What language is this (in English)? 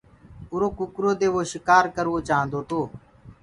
Gurgula